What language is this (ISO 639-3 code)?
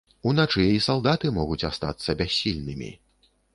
bel